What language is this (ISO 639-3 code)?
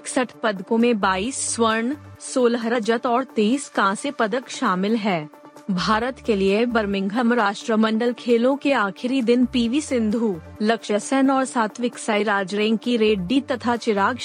hin